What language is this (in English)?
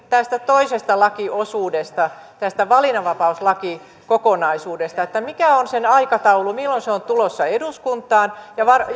Finnish